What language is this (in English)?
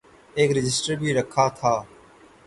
Urdu